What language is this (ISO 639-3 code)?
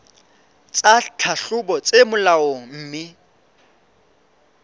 sot